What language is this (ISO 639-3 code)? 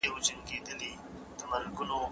pus